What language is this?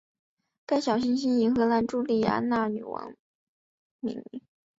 Chinese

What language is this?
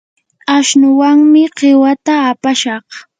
Yanahuanca Pasco Quechua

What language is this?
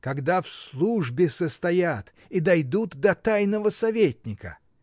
Russian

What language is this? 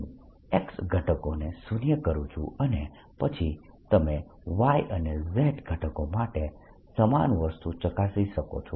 Gujarati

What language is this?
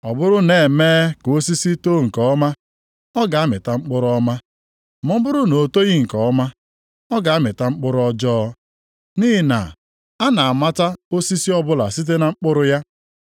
Igbo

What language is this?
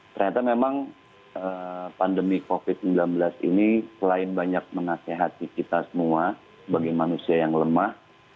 Indonesian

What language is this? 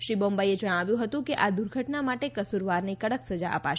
Gujarati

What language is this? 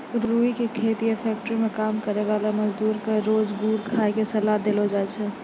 Maithili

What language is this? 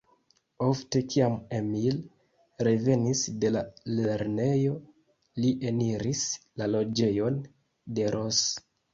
Esperanto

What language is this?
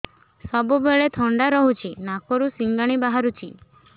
Odia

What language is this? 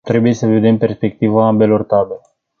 Romanian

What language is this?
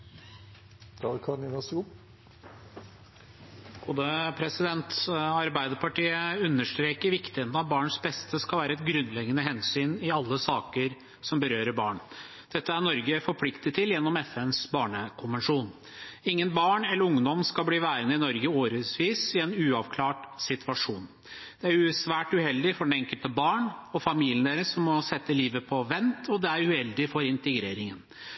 Norwegian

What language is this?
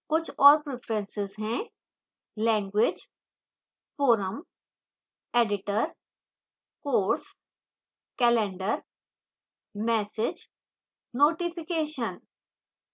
Hindi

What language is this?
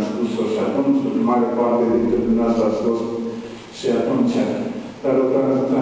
Romanian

